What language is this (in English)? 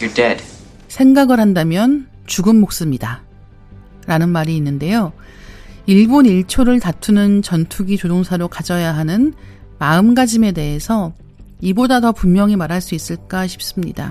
Korean